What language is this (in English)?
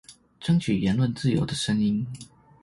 Chinese